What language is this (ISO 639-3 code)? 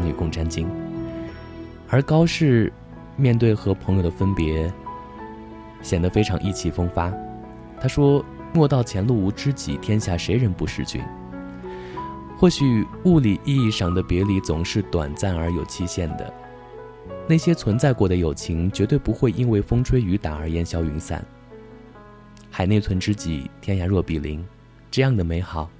zho